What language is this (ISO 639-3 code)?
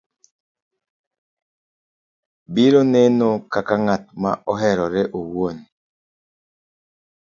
luo